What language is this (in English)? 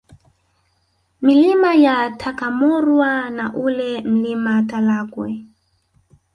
Swahili